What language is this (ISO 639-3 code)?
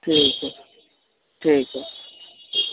snd